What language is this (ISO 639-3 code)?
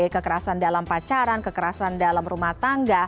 ind